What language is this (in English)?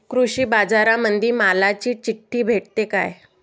Marathi